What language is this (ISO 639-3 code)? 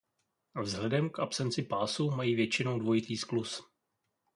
ces